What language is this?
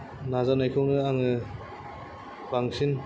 Bodo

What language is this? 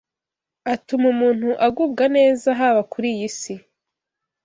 Kinyarwanda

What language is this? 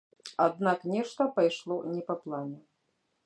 Belarusian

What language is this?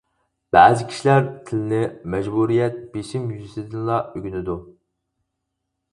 Uyghur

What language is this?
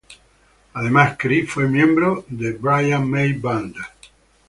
Spanish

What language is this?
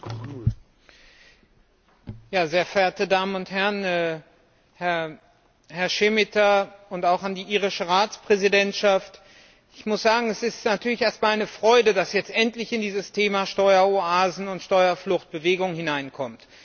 German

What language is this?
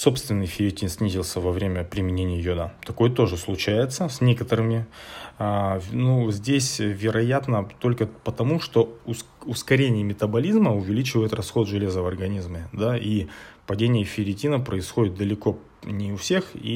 Russian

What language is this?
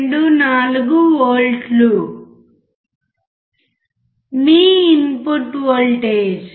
Telugu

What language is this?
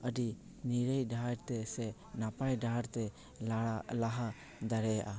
Santali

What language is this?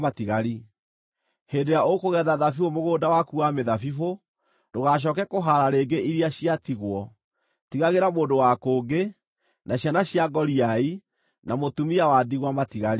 Kikuyu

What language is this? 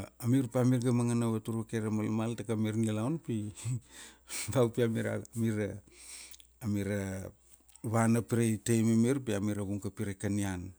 Kuanua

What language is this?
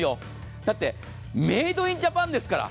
Japanese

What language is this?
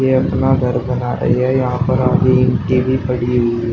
Hindi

